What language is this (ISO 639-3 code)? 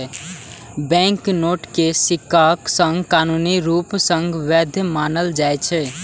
mai